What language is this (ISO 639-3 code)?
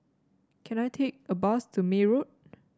eng